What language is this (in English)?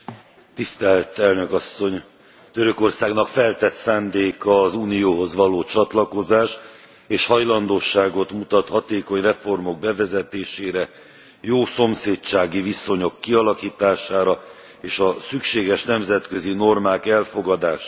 Hungarian